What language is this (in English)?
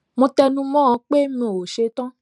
Yoruba